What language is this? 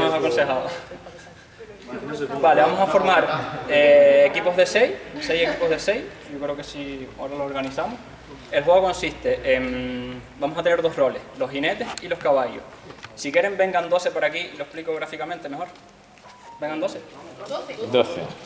Spanish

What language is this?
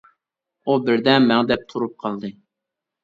Uyghur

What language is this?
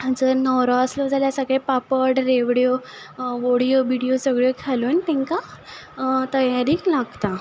Konkani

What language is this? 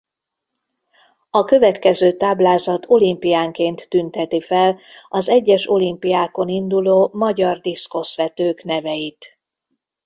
Hungarian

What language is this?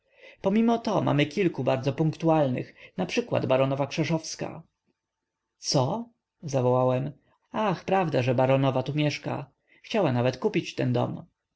Polish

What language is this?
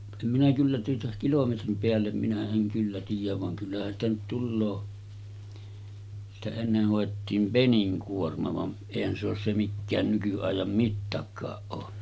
Finnish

